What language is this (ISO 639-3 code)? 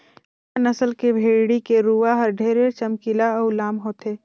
hne